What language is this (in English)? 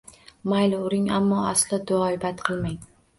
Uzbek